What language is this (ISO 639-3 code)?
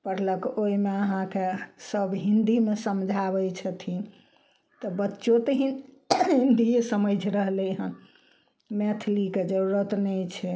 mai